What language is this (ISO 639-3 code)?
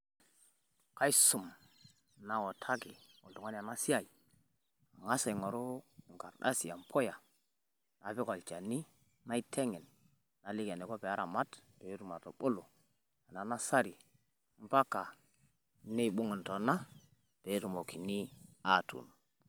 mas